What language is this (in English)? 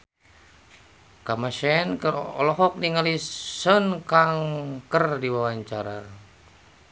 Sundanese